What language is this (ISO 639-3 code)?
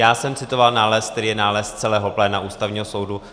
ces